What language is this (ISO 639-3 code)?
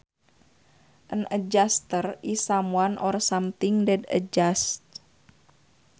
sun